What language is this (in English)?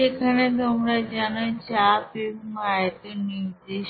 Bangla